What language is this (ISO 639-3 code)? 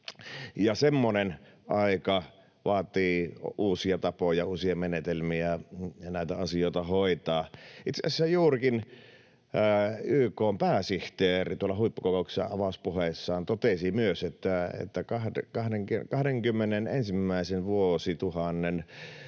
fin